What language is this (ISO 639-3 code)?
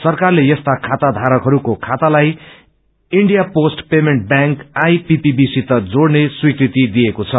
nep